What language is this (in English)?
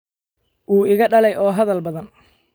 Somali